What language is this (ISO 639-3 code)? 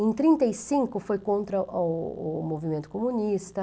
por